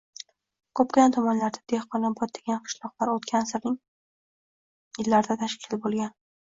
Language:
Uzbek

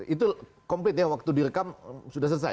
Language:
Indonesian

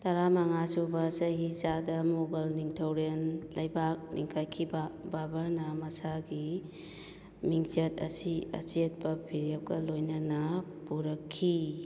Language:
Manipuri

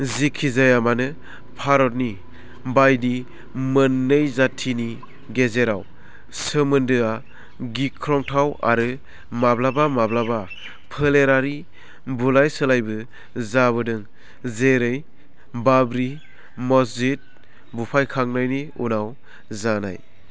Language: Bodo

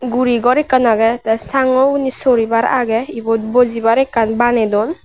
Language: Chakma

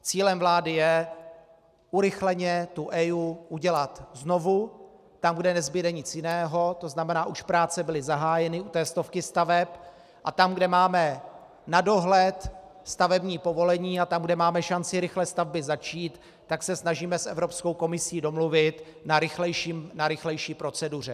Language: Czech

